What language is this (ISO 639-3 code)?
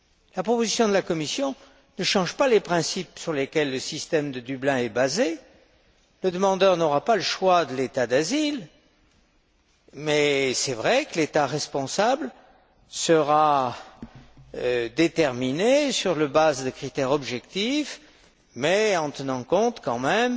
fra